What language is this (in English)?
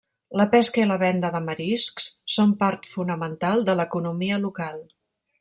Catalan